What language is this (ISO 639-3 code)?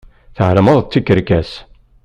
kab